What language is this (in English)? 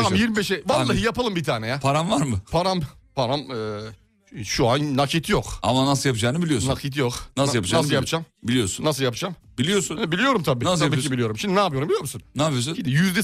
Turkish